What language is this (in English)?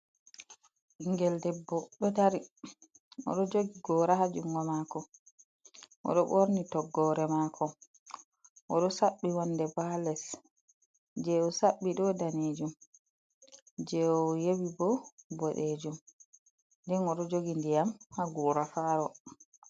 Fula